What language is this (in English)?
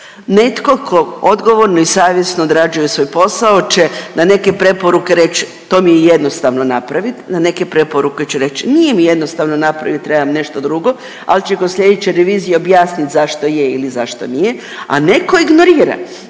Croatian